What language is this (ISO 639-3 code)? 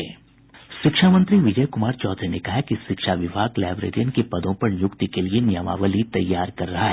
hin